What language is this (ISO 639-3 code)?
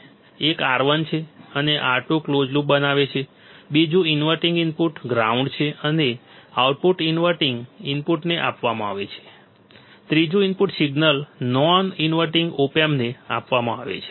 guj